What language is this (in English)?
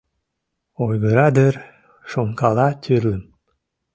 Mari